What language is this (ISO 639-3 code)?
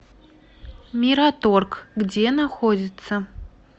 rus